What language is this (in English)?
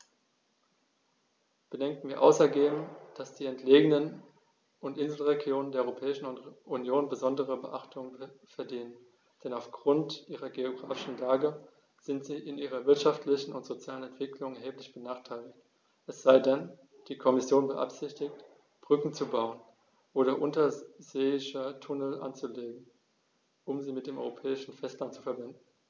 German